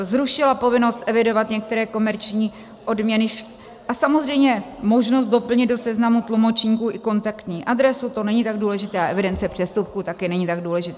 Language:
Czech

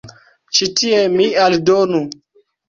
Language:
Esperanto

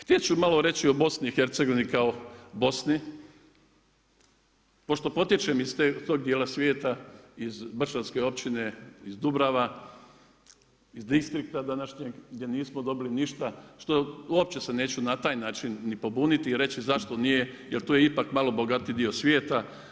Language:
Croatian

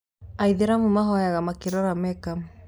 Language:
Kikuyu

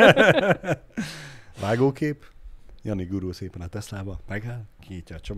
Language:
Hungarian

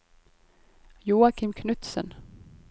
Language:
Norwegian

